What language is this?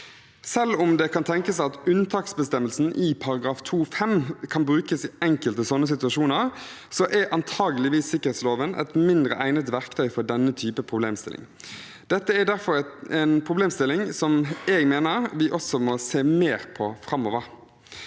Norwegian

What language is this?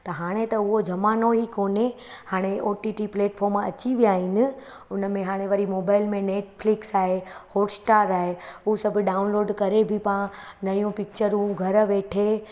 Sindhi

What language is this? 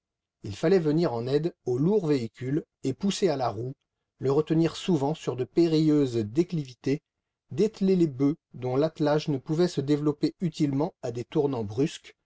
French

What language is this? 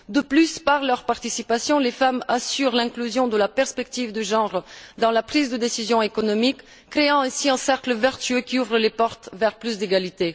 French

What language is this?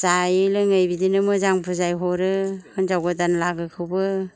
Bodo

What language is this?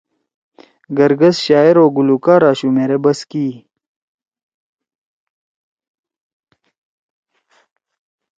Torwali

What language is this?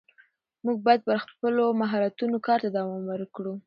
Pashto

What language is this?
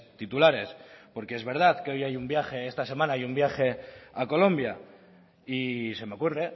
Spanish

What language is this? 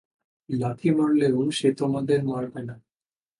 Bangla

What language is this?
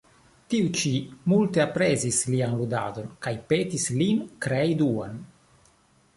Esperanto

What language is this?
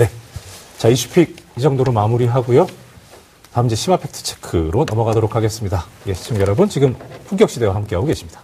Korean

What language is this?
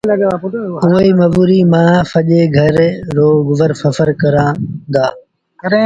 Sindhi Bhil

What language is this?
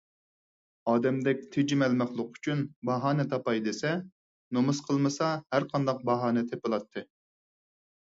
Uyghur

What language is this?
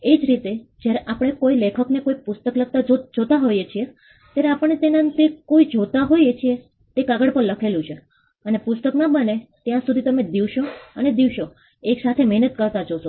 Gujarati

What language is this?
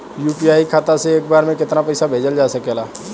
Bhojpuri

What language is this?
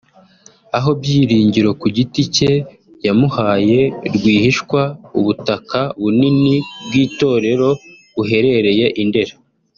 Kinyarwanda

